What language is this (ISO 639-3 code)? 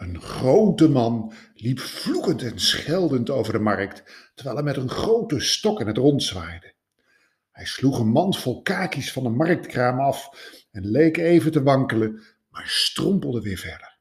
nld